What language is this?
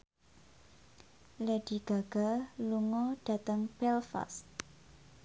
Javanese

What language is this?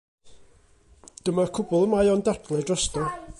Welsh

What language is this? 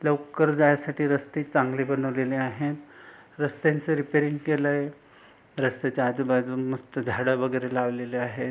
Marathi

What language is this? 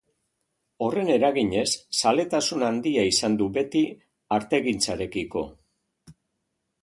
Basque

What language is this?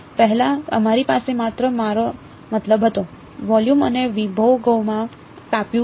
Gujarati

